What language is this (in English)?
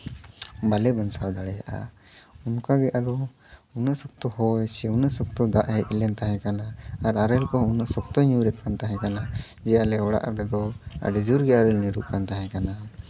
Santali